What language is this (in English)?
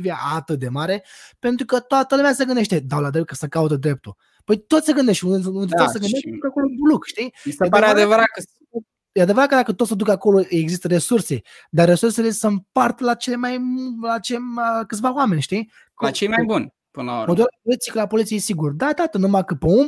Romanian